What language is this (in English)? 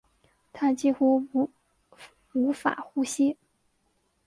Chinese